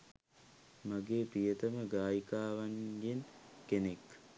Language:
Sinhala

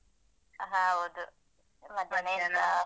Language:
Kannada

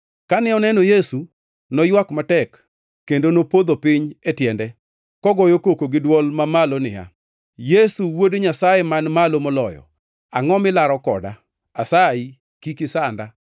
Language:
Luo (Kenya and Tanzania)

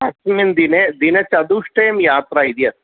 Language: Sanskrit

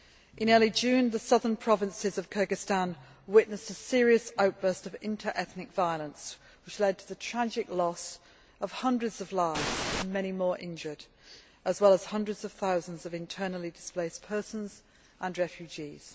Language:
English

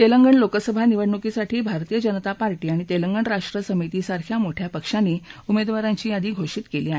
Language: Marathi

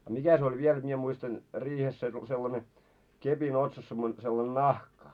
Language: Finnish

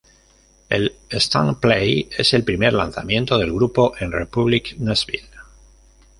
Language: Spanish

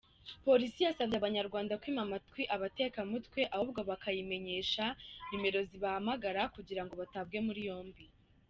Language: Kinyarwanda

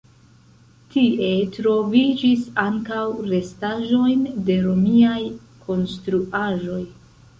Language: Esperanto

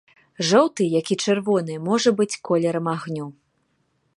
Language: Belarusian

